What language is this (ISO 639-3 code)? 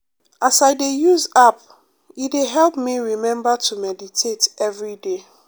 pcm